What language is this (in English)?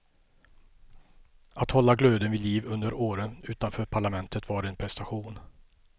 Swedish